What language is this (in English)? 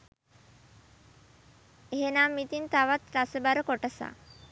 Sinhala